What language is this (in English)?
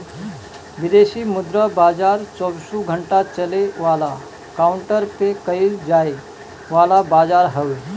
Bhojpuri